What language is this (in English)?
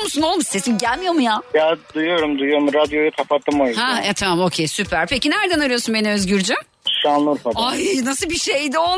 Turkish